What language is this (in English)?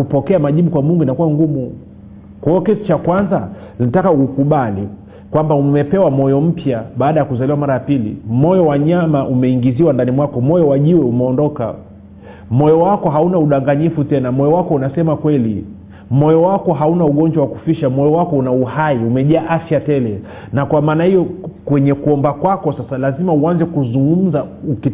Swahili